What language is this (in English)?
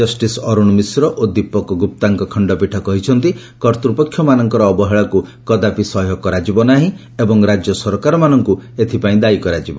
Odia